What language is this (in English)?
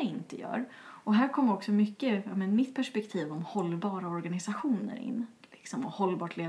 Swedish